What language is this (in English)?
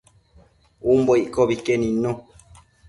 Matsés